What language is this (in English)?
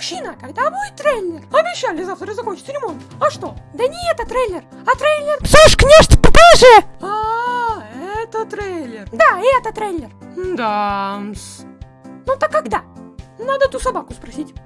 Russian